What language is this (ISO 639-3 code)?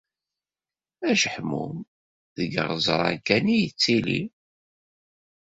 kab